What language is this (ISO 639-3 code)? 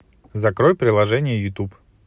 rus